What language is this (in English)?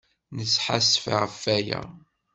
Kabyle